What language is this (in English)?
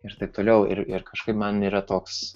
Lithuanian